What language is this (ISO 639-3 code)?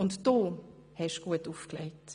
gsw